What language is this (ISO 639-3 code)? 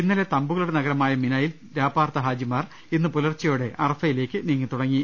mal